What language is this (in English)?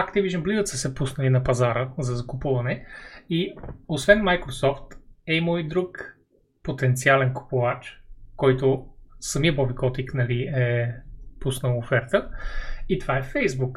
Bulgarian